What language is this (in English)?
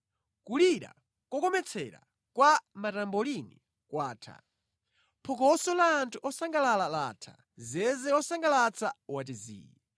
Nyanja